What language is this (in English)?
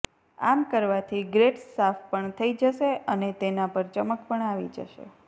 Gujarati